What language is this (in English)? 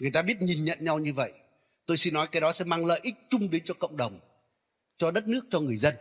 Vietnamese